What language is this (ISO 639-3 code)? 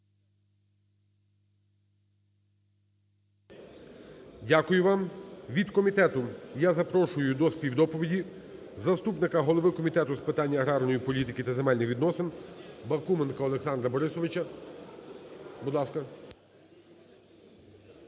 ukr